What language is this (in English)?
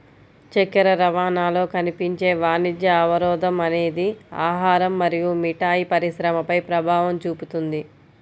Telugu